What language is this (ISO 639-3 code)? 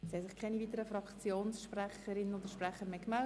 gsw